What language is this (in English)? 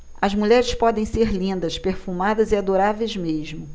Portuguese